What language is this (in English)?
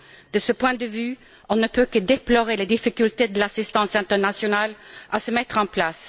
French